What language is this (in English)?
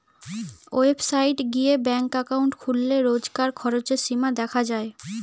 Bangla